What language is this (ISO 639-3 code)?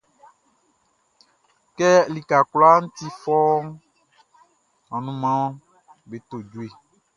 bci